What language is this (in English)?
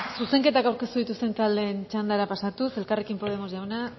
Basque